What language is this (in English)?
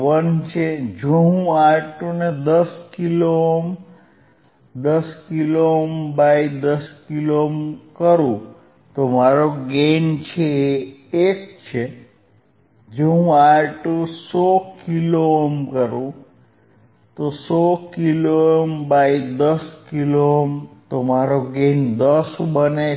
Gujarati